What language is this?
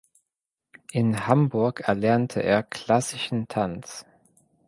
German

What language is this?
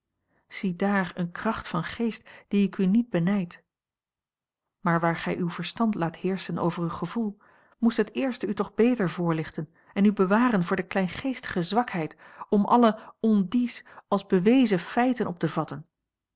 Dutch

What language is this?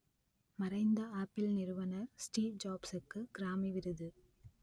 Tamil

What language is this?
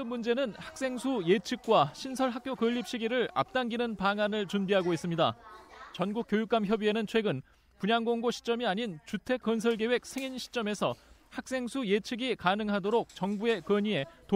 Korean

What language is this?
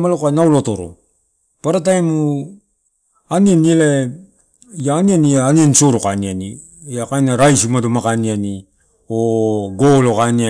Torau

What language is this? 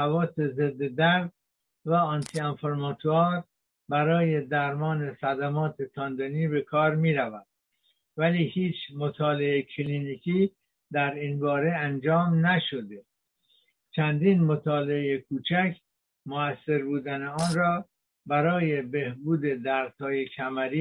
Persian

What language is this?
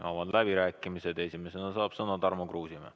Estonian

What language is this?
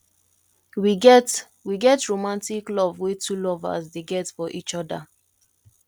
Nigerian Pidgin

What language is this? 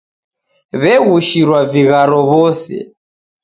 Taita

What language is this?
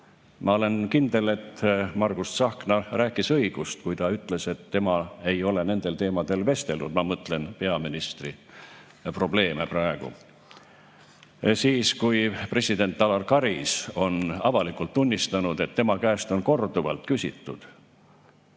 Estonian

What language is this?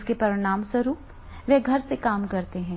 Hindi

